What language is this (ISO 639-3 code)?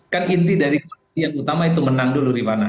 ind